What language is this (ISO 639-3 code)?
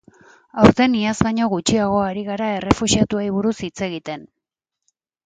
eus